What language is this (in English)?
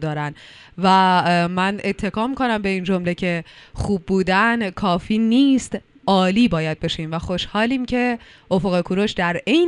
Persian